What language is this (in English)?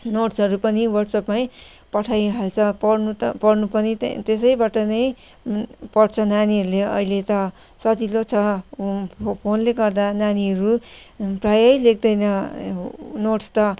Nepali